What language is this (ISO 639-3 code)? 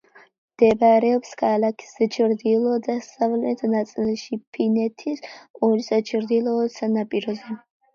kat